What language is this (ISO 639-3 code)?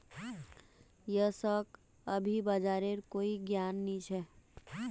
mag